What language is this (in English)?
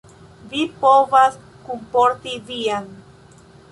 Esperanto